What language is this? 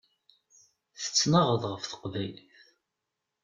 Kabyle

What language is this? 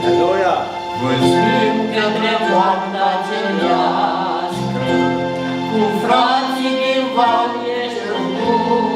Romanian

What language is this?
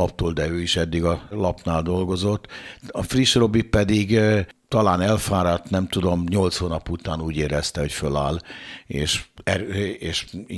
Hungarian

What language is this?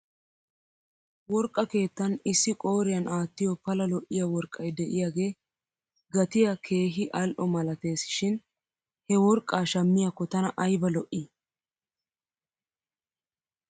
Wolaytta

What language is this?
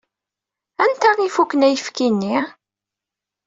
Kabyle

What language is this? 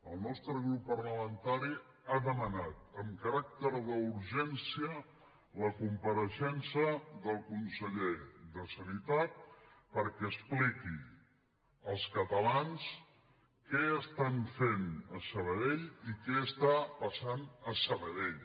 Catalan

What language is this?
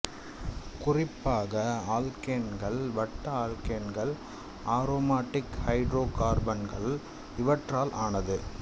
Tamil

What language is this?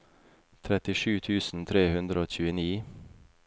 Norwegian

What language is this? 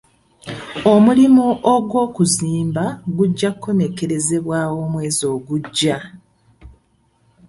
Ganda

